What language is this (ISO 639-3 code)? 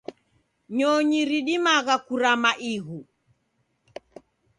dav